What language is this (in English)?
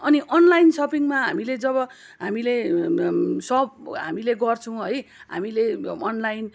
Nepali